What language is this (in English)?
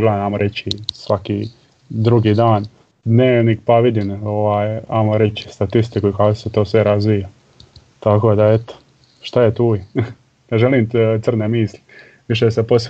Croatian